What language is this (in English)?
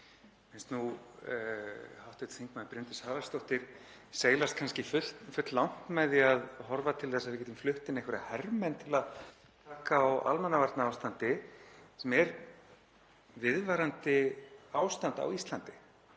Icelandic